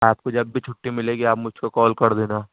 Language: Urdu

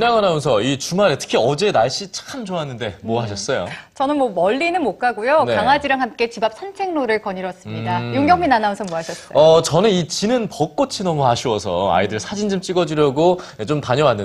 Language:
Korean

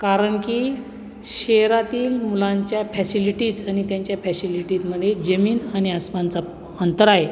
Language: Marathi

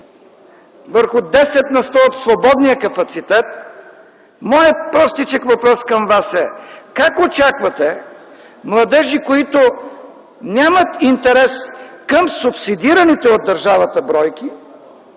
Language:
Bulgarian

